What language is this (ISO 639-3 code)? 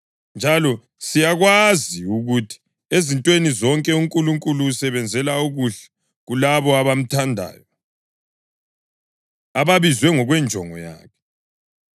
nde